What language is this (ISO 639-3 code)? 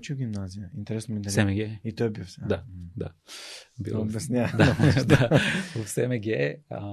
bul